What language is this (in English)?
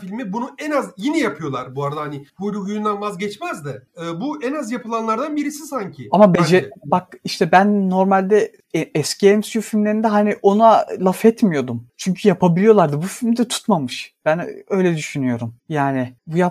Turkish